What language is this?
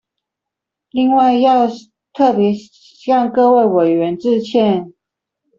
Chinese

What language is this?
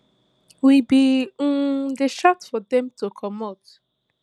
Nigerian Pidgin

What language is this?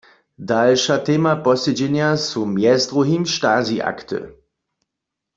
Upper Sorbian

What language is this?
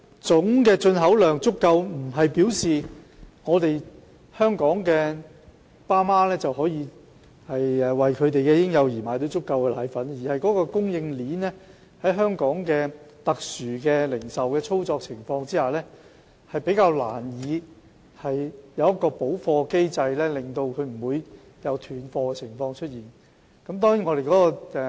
Cantonese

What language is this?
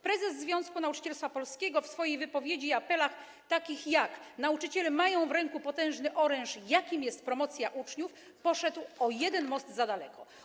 Polish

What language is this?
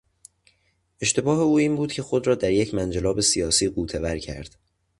Persian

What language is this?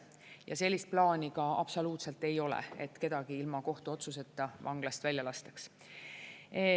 Estonian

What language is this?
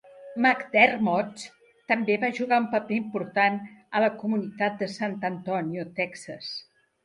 Catalan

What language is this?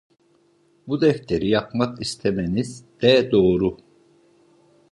Turkish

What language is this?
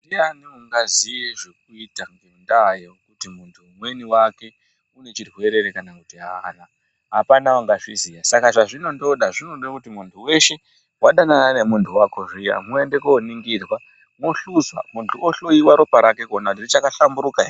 Ndau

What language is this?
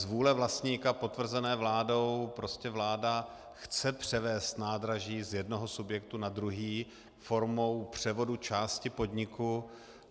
Czech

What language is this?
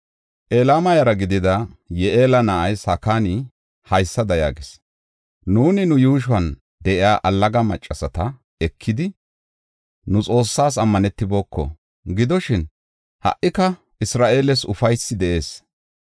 Gofa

